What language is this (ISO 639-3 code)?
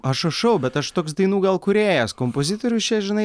lit